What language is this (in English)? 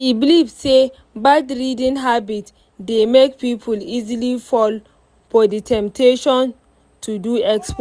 Nigerian Pidgin